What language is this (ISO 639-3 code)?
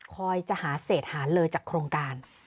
tha